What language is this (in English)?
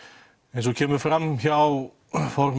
Icelandic